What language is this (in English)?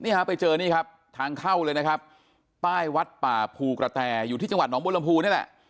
Thai